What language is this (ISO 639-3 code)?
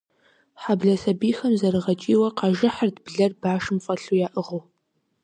kbd